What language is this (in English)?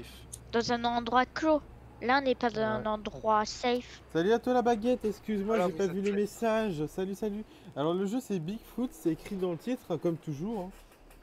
French